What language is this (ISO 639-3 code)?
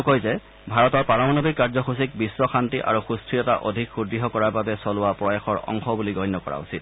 asm